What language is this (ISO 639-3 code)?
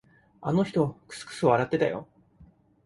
jpn